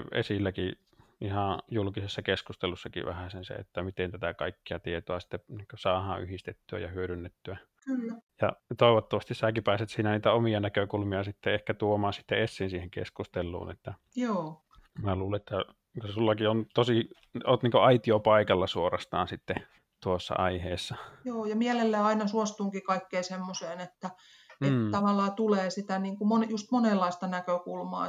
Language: Finnish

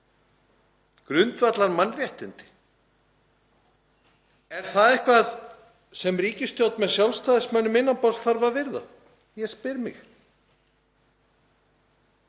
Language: Icelandic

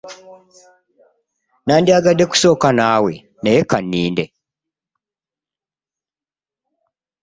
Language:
Ganda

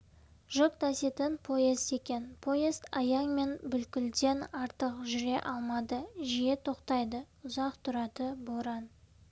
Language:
Kazakh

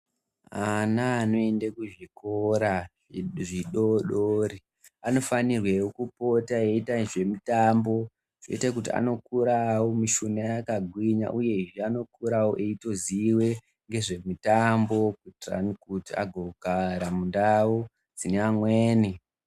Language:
Ndau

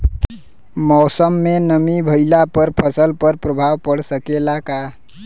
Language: Bhojpuri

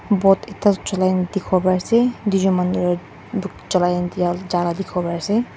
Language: Naga Pidgin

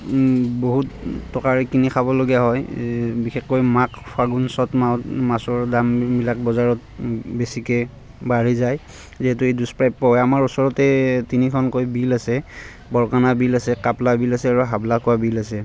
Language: Assamese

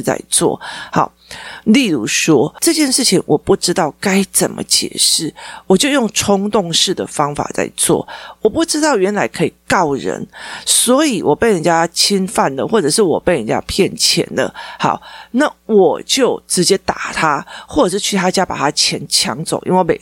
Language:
Chinese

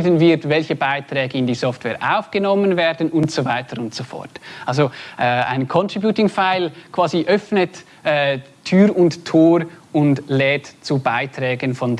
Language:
German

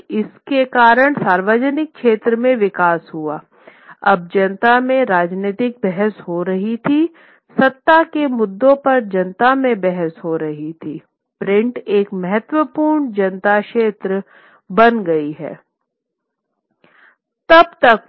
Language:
Hindi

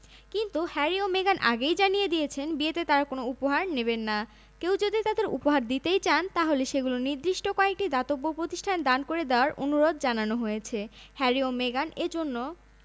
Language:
Bangla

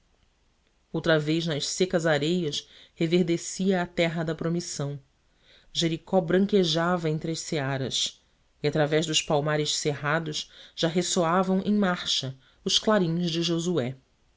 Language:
Portuguese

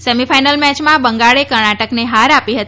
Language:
Gujarati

